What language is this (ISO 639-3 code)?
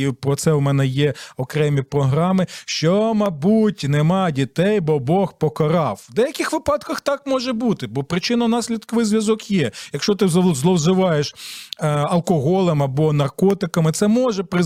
ukr